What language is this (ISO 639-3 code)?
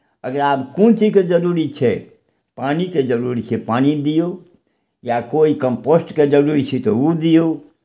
mai